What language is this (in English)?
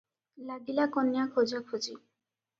Odia